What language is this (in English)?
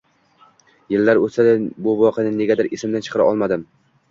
Uzbek